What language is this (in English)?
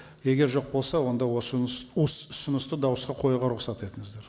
Kazakh